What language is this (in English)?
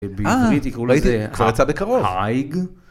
Hebrew